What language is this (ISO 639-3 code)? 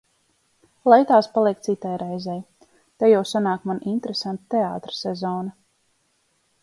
lav